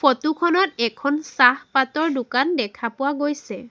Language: Assamese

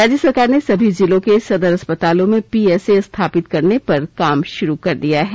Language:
Hindi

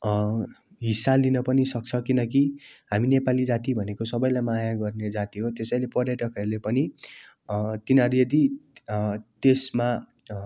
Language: Nepali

